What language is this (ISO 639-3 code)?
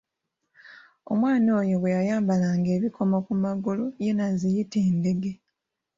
lug